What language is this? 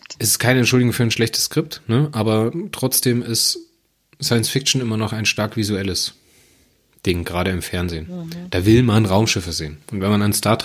German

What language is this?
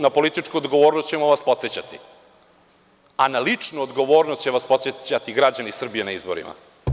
Serbian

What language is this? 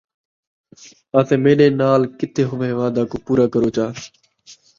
Saraiki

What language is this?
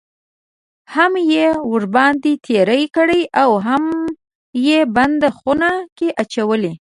Pashto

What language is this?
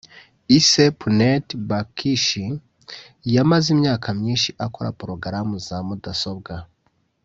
Kinyarwanda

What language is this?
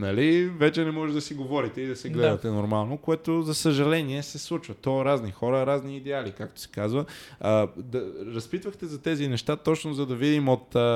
Bulgarian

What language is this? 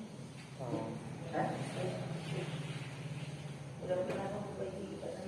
Indonesian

